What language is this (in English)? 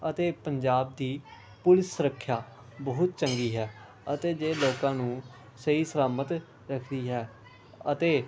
Punjabi